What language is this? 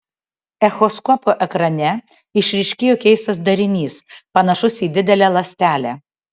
Lithuanian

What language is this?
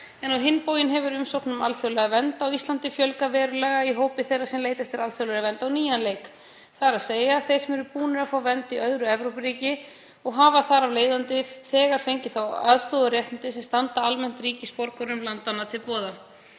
Icelandic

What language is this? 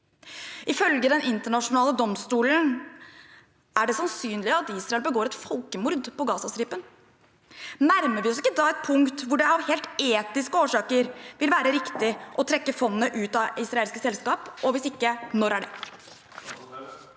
Norwegian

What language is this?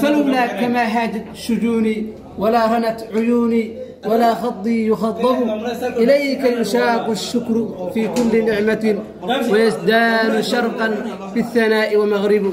Arabic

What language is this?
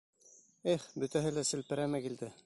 Bashkir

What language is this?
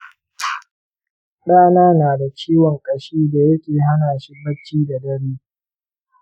Hausa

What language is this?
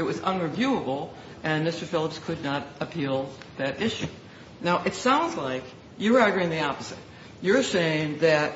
English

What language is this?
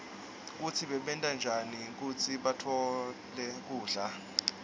Swati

